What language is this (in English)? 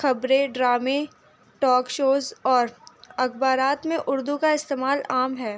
Urdu